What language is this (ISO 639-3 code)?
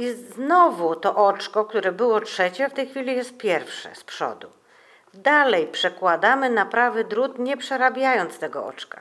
pol